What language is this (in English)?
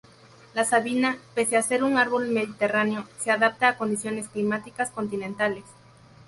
Spanish